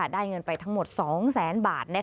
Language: Thai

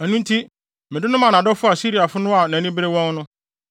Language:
Akan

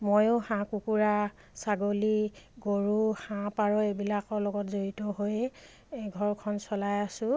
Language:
Assamese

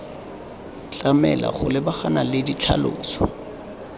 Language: Tswana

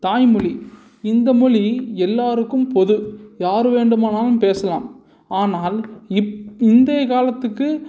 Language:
Tamil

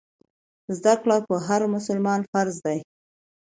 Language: Pashto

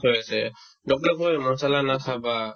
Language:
Assamese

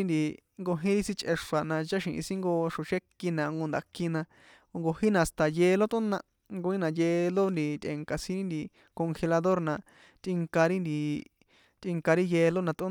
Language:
San Juan Atzingo Popoloca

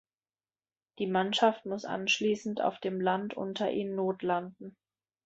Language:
German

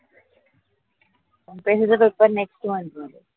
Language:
Marathi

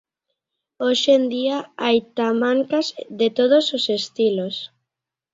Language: Galician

